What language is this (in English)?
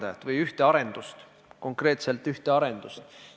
Estonian